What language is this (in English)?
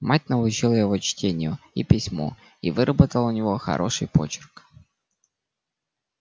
Russian